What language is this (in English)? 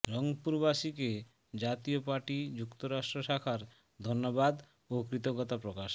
Bangla